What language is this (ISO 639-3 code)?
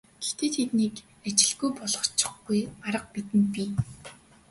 mon